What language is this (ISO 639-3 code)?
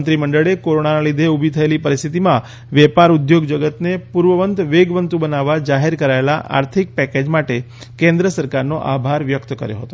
guj